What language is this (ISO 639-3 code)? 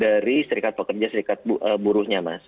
ind